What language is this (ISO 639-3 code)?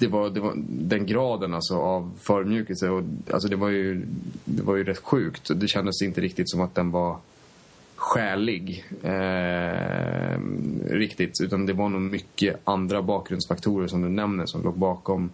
swe